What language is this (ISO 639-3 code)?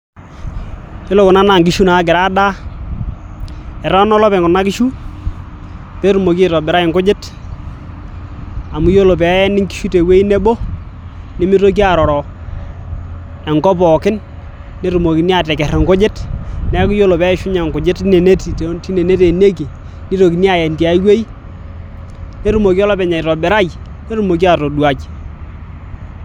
mas